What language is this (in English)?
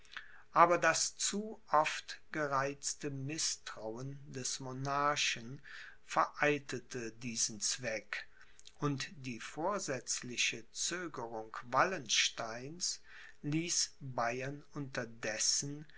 German